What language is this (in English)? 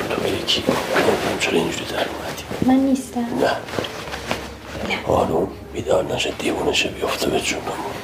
Persian